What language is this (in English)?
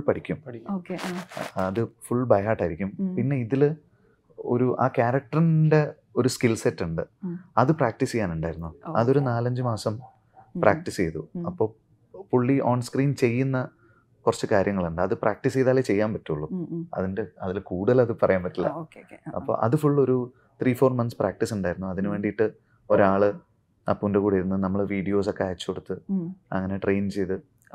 Malayalam